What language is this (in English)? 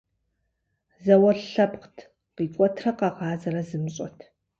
Kabardian